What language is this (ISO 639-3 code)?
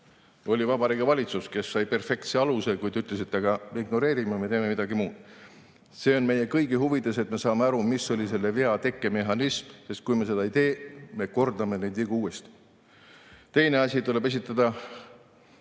est